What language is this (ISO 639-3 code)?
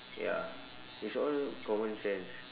eng